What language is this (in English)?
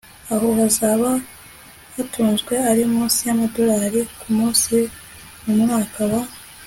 Kinyarwanda